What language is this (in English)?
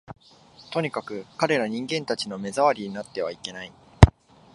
Japanese